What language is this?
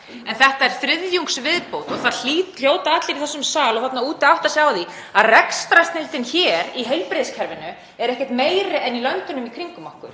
Icelandic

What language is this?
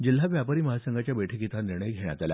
Marathi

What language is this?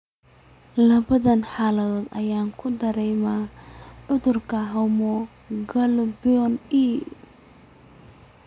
Somali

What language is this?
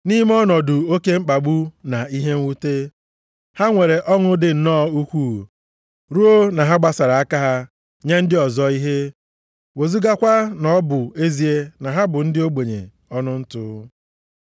Igbo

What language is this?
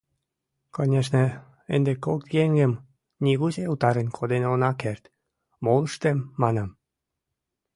Mari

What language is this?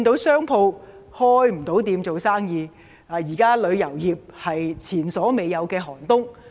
Cantonese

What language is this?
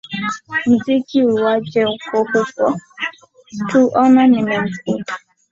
Swahili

